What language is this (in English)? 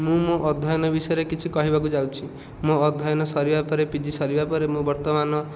Odia